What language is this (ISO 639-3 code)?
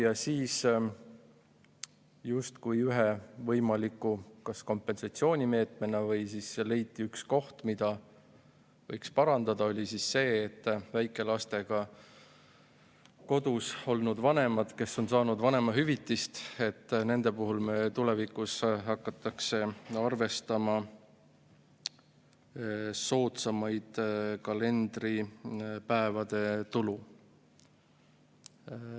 est